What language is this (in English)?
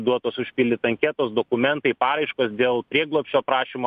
Lithuanian